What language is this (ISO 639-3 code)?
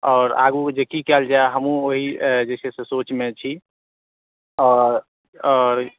mai